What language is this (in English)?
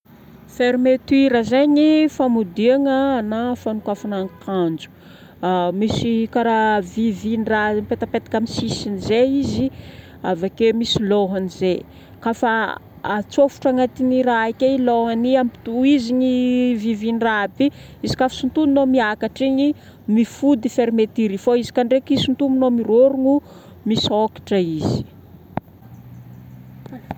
Northern Betsimisaraka Malagasy